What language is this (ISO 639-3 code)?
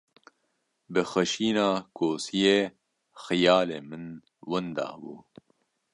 kur